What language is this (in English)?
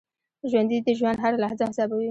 Pashto